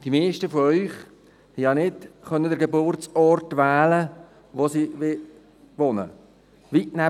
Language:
Swiss German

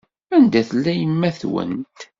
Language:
Kabyle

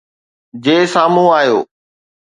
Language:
Sindhi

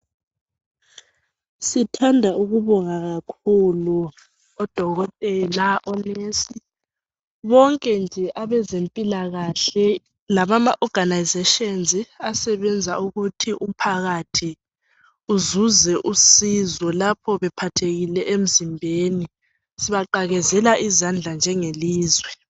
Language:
North Ndebele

